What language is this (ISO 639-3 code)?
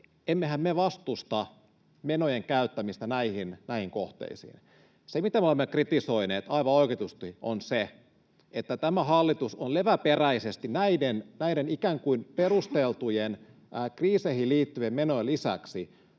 fin